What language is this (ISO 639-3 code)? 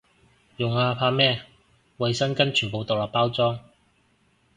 yue